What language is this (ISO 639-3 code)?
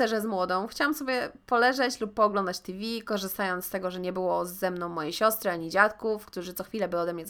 pol